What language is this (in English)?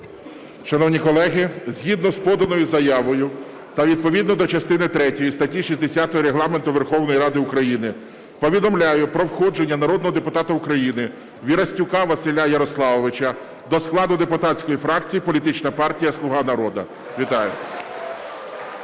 Ukrainian